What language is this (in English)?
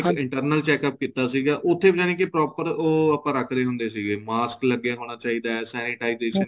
Punjabi